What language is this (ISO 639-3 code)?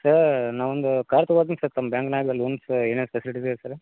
kan